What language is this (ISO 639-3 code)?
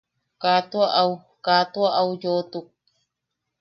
yaq